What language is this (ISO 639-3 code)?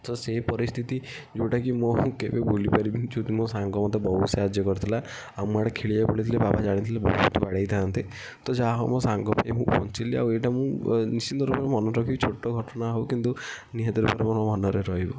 ori